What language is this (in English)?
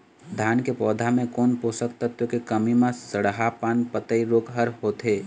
Chhattisgarhi